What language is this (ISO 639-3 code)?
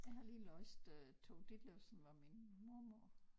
dan